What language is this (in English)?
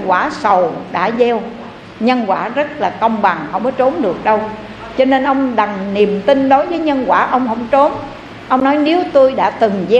Vietnamese